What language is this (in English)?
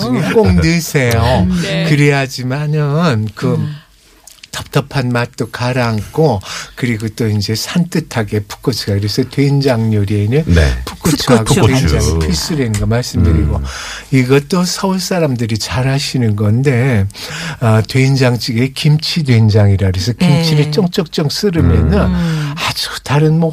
Korean